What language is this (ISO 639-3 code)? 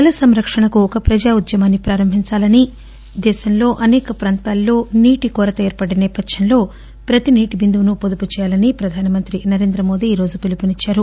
tel